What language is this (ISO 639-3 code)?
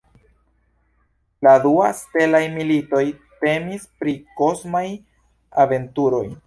epo